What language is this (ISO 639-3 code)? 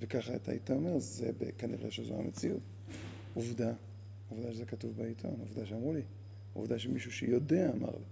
heb